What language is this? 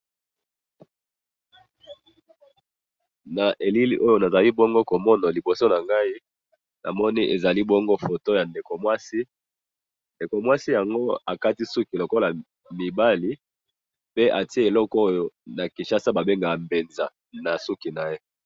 Lingala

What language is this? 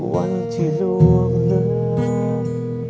Thai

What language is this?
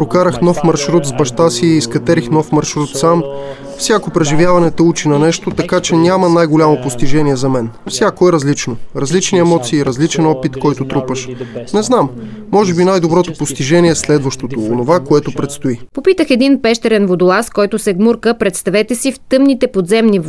Bulgarian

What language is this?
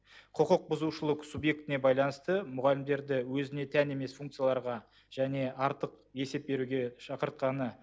Kazakh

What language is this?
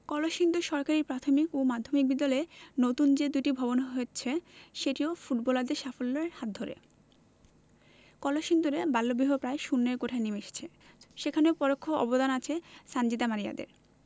Bangla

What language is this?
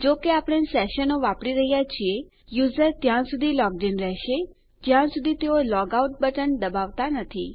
Gujarati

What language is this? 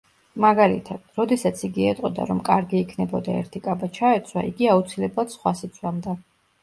Georgian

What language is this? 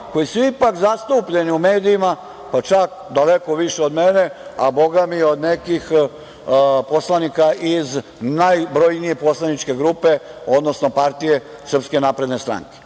Serbian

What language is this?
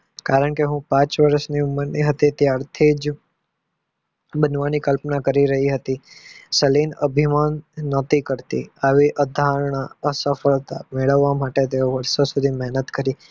Gujarati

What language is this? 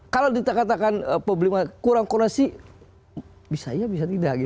Indonesian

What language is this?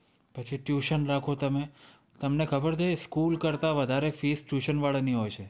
Gujarati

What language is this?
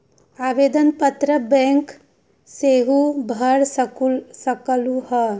Magahi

